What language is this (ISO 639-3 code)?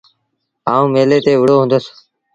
sbn